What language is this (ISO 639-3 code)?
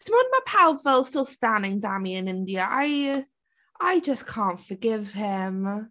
cym